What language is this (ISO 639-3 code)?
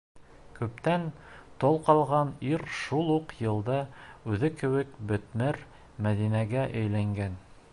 bak